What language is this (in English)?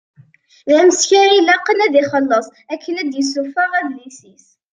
Kabyle